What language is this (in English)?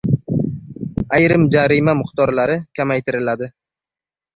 Uzbek